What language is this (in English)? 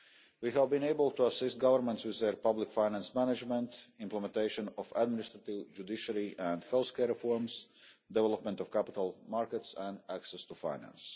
English